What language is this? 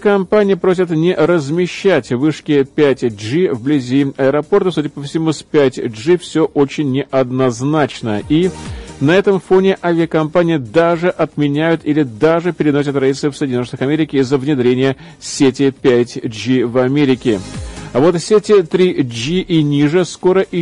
Russian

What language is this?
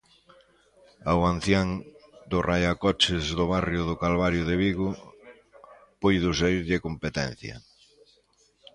Galician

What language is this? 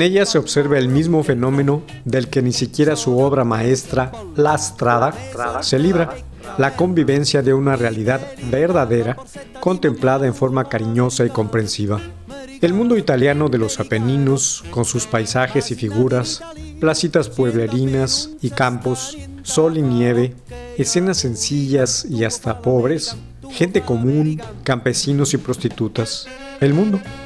Spanish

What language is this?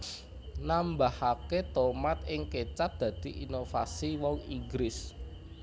Javanese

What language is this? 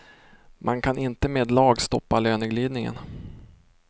Swedish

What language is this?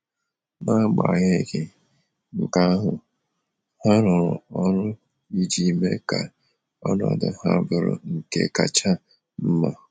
Igbo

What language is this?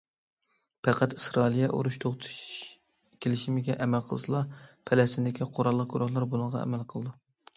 Uyghur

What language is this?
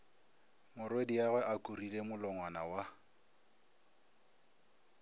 Northern Sotho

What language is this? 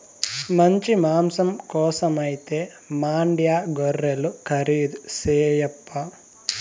Telugu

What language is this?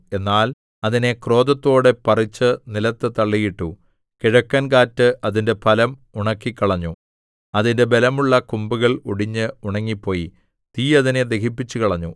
Malayalam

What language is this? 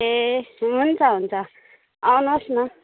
Nepali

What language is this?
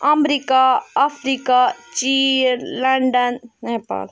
Kashmiri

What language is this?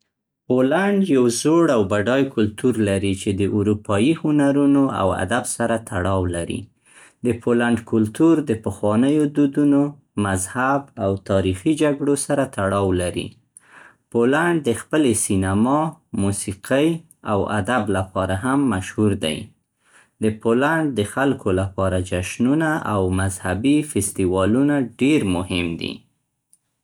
Central Pashto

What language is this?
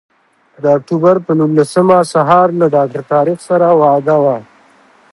Pashto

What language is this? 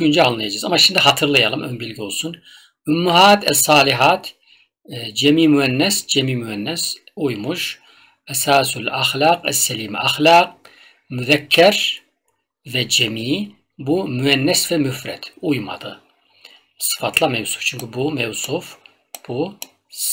Turkish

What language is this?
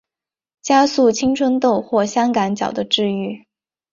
Chinese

